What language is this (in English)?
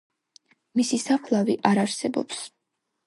Georgian